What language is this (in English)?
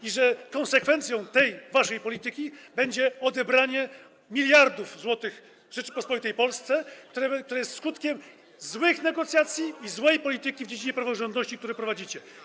Polish